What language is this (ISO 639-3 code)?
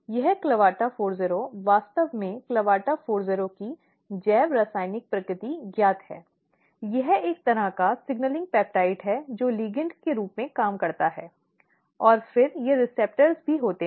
hin